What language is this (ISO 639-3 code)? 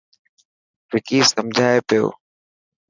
mki